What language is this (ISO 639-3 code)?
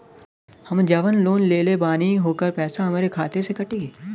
bho